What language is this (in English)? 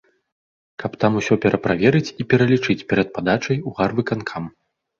Belarusian